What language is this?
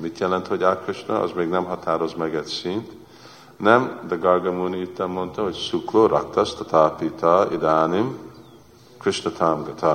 Hungarian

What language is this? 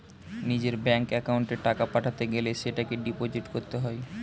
Bangla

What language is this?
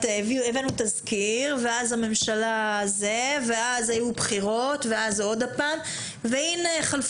Hebrew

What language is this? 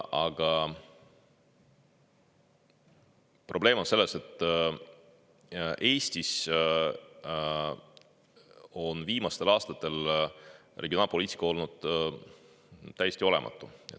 Estonian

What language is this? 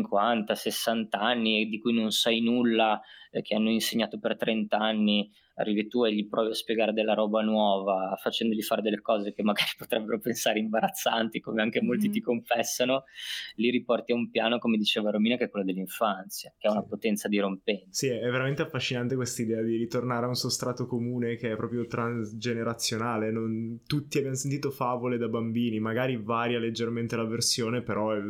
Italian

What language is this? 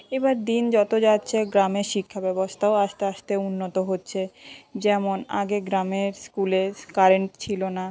Bangla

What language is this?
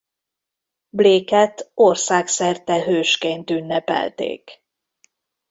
Hungarian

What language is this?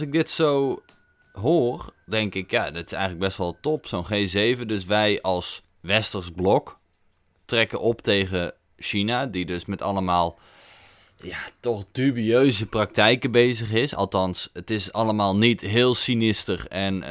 Dutch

